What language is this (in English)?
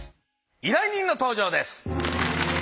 Japanese